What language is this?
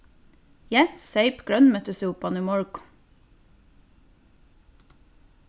Faroese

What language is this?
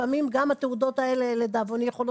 Hebrew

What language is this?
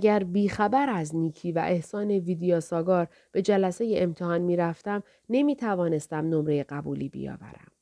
Persian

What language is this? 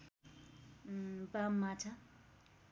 Nepali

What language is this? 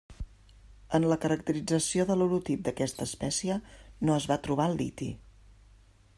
Catalan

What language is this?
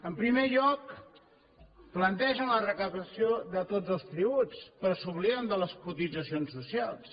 Catalan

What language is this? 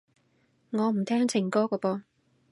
Cantonese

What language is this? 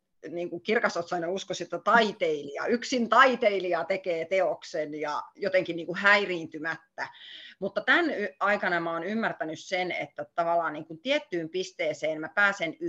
Finnish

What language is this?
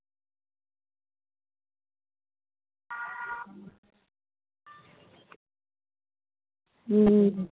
Santali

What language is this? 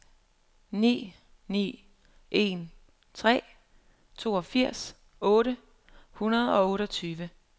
Danish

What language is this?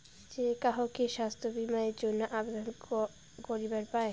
Bangla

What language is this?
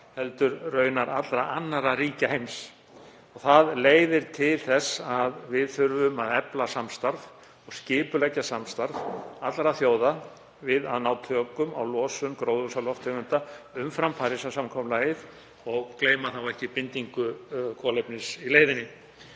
Icelandic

